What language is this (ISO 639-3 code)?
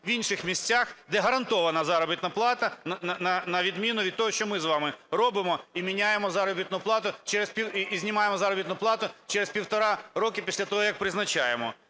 ukr